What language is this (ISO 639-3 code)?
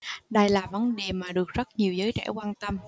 vie